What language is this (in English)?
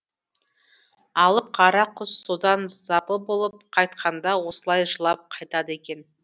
Kazakh